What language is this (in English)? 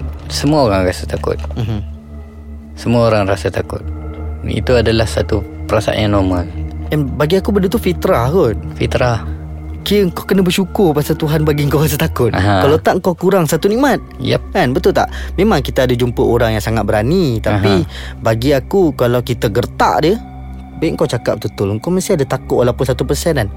Malay